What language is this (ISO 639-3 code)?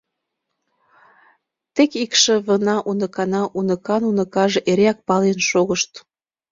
chm